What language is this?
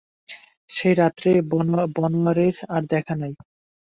Bangla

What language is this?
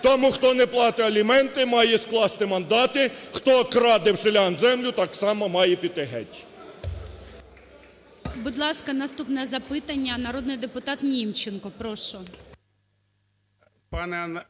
Ukrainian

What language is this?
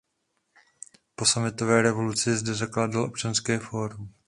Czech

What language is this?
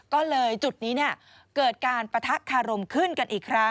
Thai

